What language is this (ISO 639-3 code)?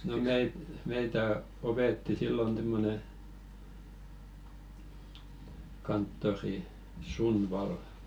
fin